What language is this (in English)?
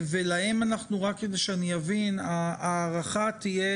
Hebrew